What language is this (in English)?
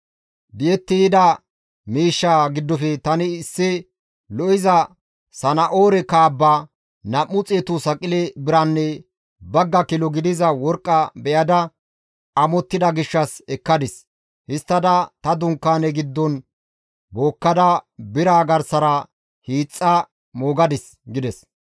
Gamo